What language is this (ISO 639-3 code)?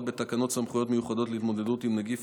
heb